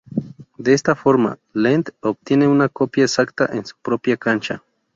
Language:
Spanish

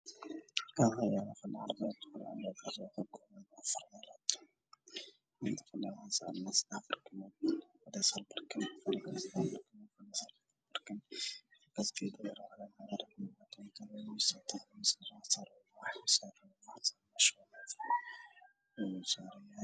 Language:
Somali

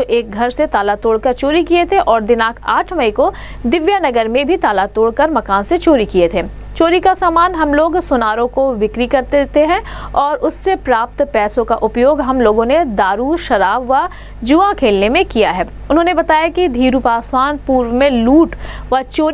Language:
Hindi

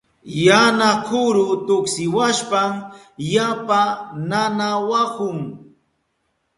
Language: Southern Pastaza Quechua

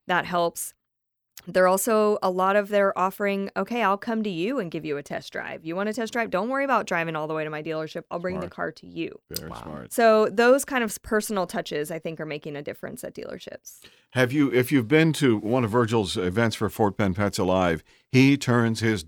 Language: English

